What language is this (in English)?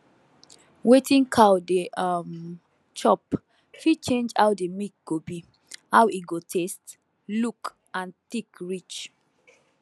Nigerian Pidgin